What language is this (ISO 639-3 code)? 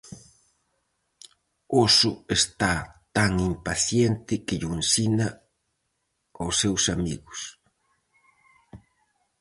glg